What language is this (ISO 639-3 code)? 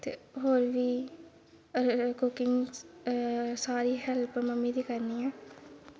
doi